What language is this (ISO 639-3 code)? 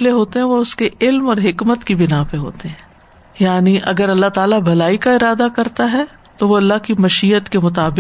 urd